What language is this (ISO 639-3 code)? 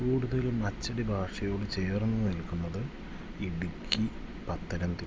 mal